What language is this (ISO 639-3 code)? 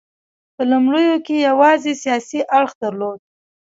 pus